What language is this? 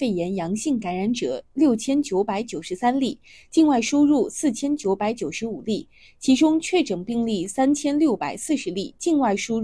Chinese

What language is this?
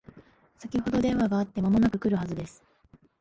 Japanese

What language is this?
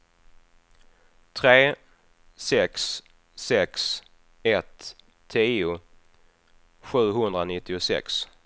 Swedish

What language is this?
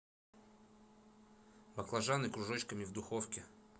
Russian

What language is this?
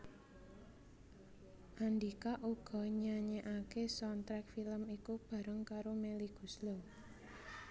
Javanese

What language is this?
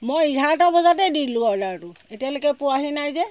Assamese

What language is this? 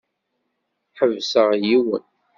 Kabyle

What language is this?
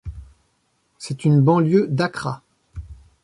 French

